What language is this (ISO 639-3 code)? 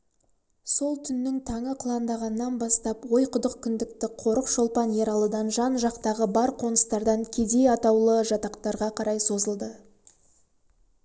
kaz